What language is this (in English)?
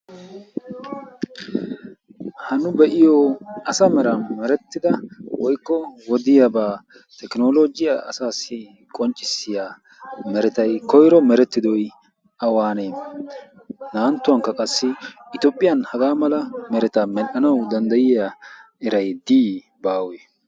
Wolaytta